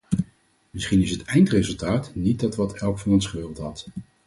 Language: Dutch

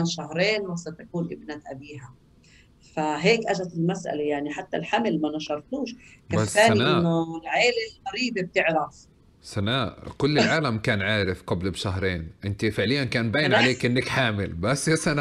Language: Arabic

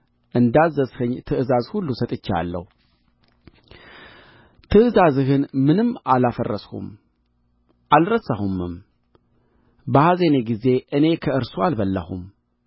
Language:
Amharic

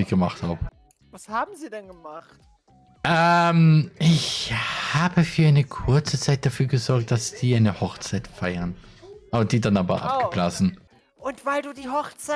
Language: German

